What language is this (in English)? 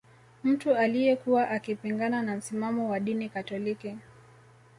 Swahili